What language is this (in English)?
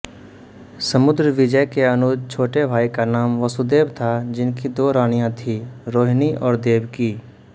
Hindi